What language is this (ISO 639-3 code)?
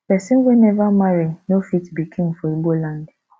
pcm